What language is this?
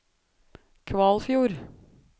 Norwegian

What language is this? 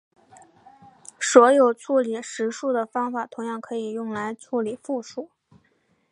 Chinese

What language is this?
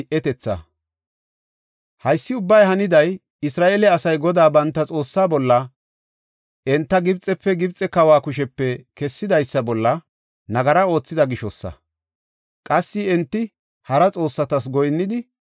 Gofa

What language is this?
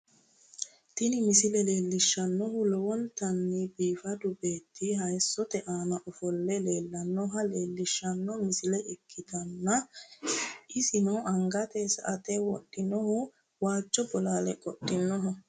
Sidamo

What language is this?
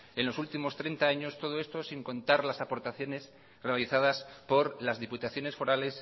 Spanish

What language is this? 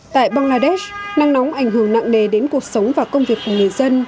Vietnamese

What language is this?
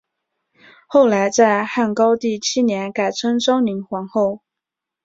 Chinese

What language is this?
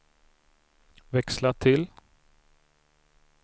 Swedish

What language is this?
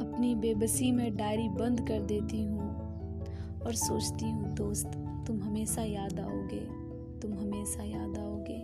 Hindi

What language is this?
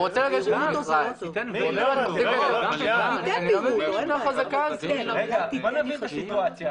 Hebrew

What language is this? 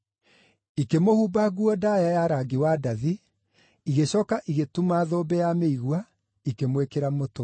Kikuyu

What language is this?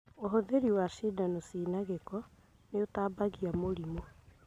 Kikuyu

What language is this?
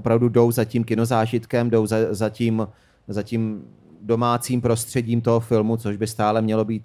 Czech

